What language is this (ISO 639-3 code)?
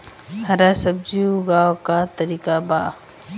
bho